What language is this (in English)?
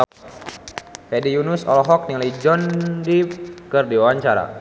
Sundanese